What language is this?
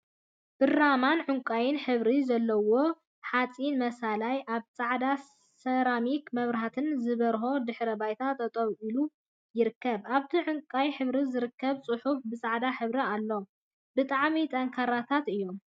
Tigrinya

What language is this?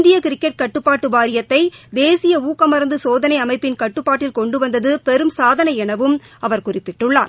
Tamil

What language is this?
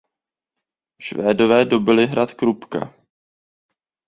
Czech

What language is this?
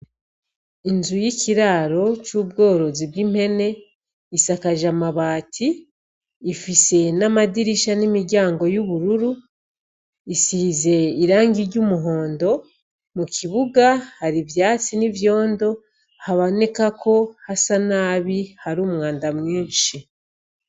Rundi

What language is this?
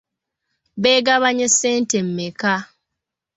Ganda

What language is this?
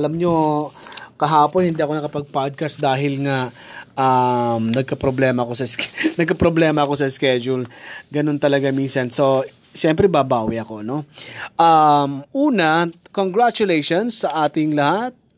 Filipino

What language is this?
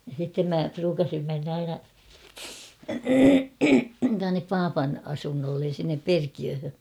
Finnish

